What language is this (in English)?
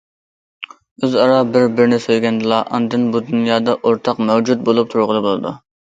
Uyghur